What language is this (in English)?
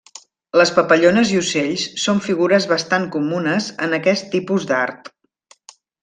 Catalan